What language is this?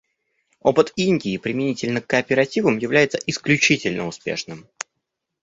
Russian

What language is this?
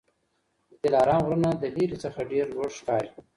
Pashto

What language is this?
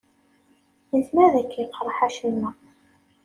Kabyle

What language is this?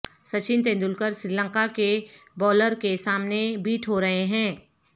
Urdu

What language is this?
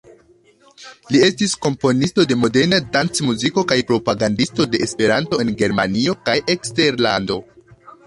Esperanto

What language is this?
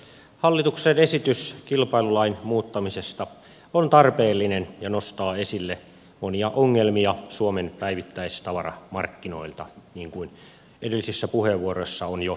Finnish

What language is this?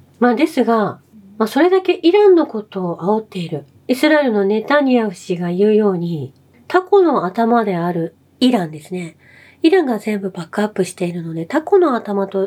Japanese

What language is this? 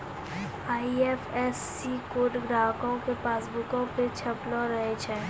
Maithili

